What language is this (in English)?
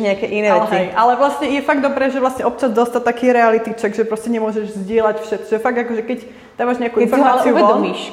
Slovak